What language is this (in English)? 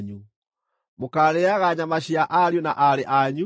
Kikuyu